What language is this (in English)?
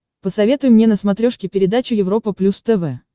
Russian